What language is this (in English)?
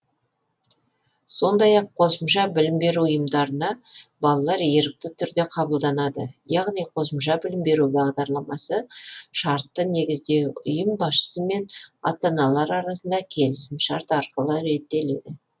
Kazakh